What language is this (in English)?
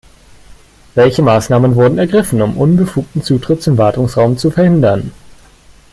German